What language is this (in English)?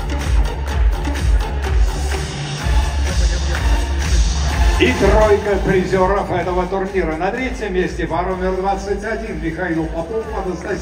Russian